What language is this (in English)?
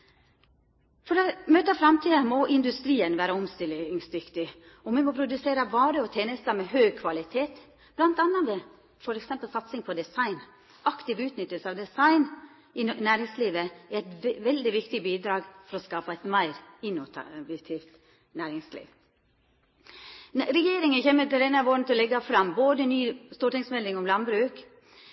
Norwegian Nynorsk